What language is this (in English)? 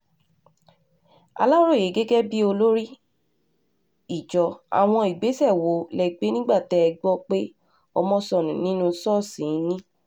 Yoruba